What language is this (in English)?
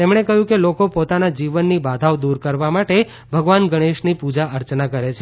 Gujarati